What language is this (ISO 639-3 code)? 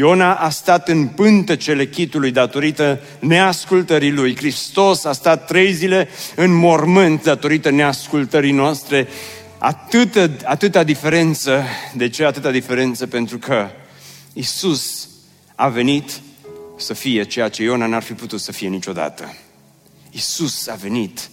ron